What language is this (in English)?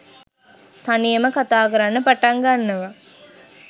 Sinhala